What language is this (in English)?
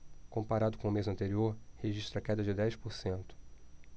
Portuguese